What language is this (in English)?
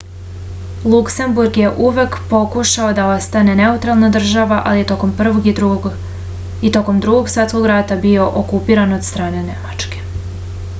Serbian